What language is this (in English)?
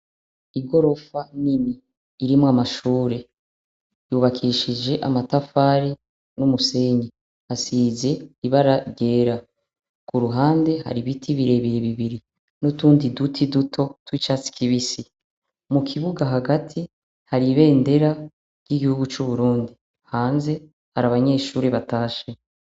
Rundi